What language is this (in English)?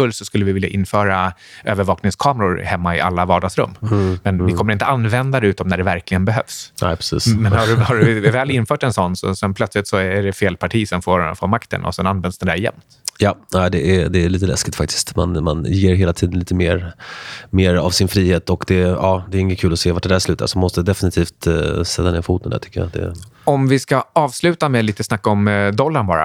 Swedish